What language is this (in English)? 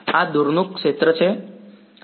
Gujarati